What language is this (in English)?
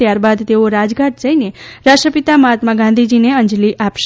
Gujarati